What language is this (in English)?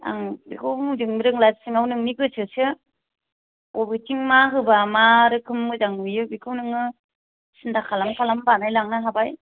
Bodo